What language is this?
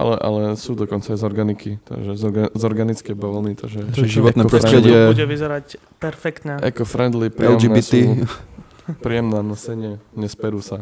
Slovak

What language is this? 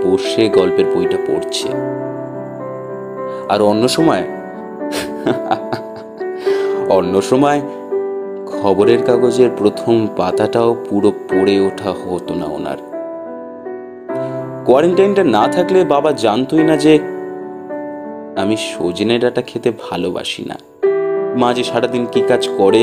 Hindi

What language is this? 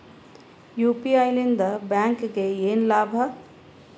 Kannada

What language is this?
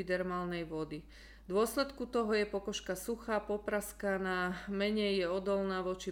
Slovak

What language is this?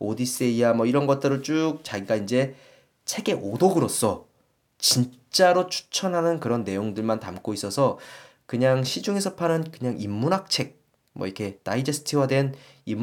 Korean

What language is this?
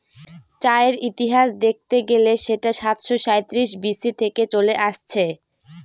Bangla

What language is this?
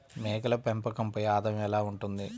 Telugu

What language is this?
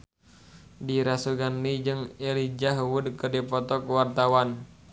Sundanese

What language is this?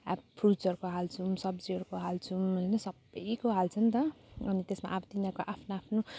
Nepali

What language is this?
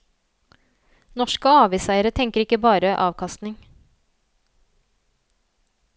Norwegian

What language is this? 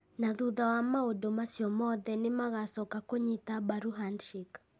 Kikuyu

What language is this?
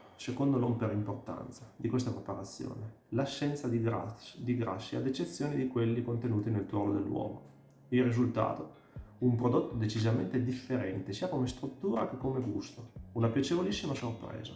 Italian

